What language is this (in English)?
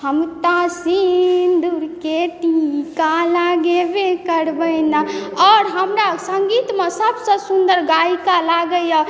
Maithili